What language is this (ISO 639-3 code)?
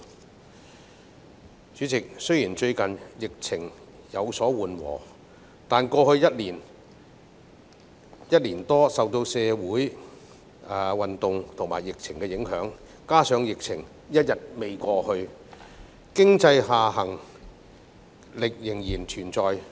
yue